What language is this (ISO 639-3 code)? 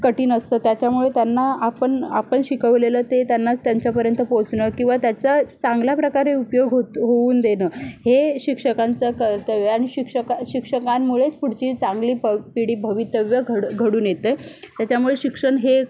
mar